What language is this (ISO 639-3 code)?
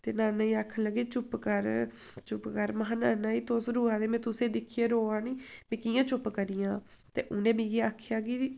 doi